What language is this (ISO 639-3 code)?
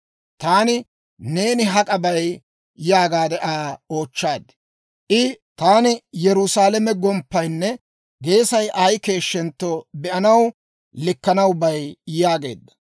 dwr